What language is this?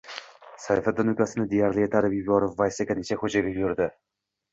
Uzbek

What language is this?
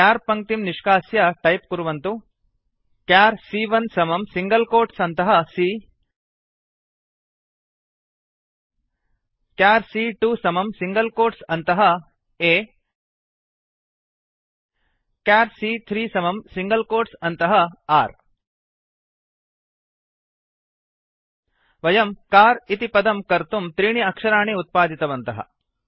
Sanskrit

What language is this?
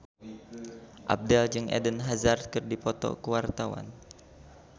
Sundanese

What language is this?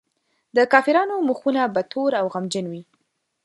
Pashto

